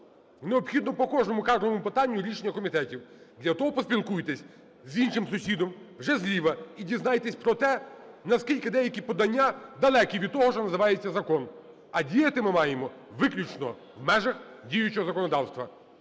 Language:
Ukrainian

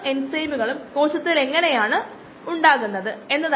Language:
Malayalam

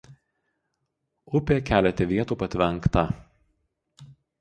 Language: Lithuanian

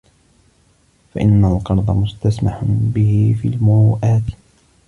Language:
Arabic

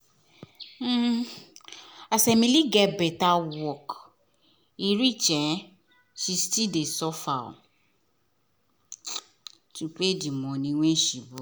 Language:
Nigerian Pidgin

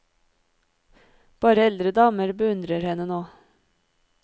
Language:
Norwegian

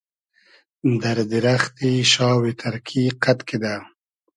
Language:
Hazaragi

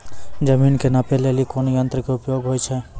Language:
Maithili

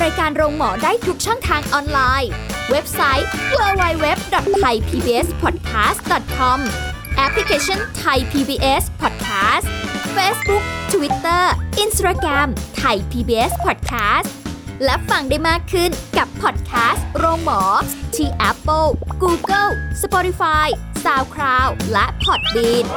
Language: Thai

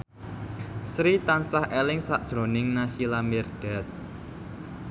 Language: Javanese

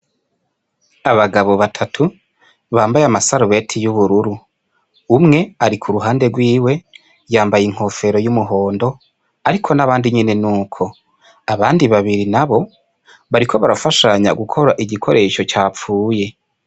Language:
Rundi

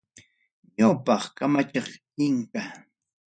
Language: Ayacucho Quechua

